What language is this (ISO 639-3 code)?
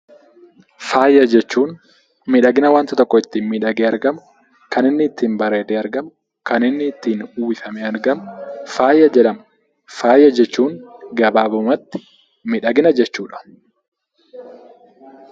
orm